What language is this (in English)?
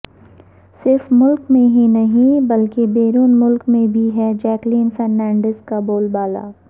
Urdu